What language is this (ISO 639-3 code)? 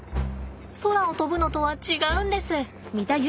jpn